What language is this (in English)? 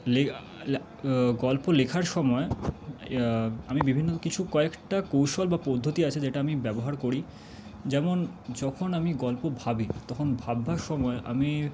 Bangla